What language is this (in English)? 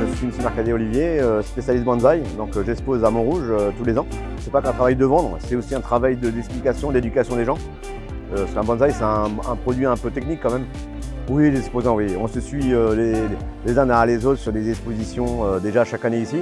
French